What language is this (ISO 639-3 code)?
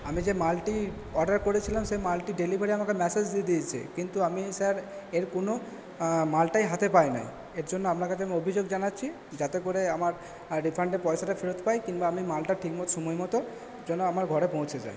ben